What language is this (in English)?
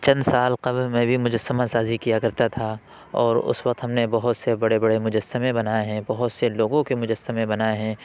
Urdu